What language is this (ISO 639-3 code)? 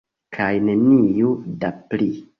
epo